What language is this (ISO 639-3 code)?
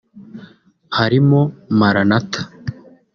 kin